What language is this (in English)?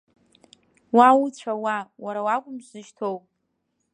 Abkhazian